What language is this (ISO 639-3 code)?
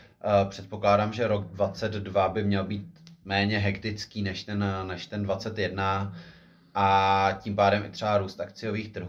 ces